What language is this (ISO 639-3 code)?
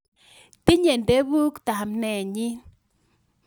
kln